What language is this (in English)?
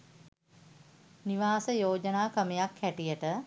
Sinhala